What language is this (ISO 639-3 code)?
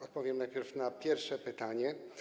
pol